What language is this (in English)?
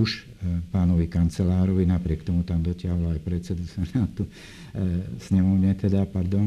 Slovak